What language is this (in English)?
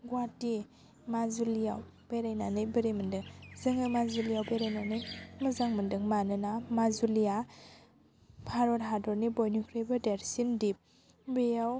Bodo